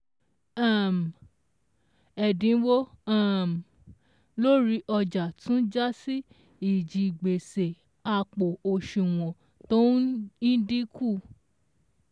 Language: Yoruba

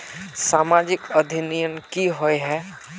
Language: Magahi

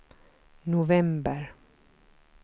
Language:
Swedish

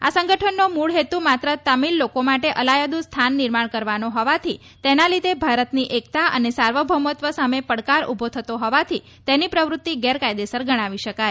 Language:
Gujarati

